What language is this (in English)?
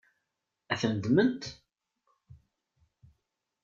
Kabyle